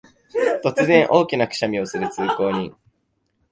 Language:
Japanese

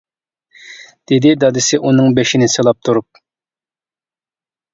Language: Uyghur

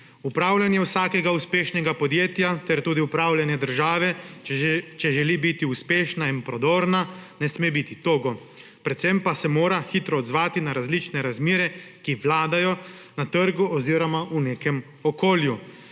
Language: Slovenian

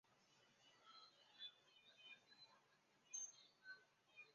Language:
Chinese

